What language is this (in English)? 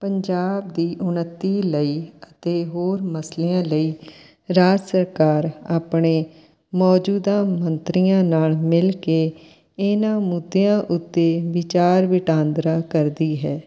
Punjabi